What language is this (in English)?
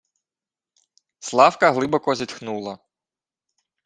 Ukrainian